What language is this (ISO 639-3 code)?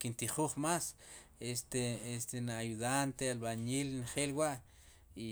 qum